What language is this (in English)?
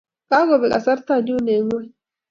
Kalenjin